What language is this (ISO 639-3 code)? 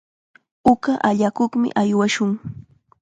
qxa